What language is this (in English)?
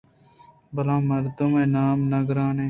Eastern Balochi